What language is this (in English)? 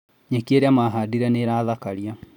Kikuyu